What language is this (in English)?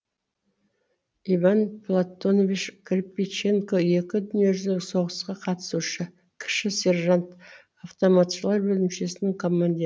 Kazakh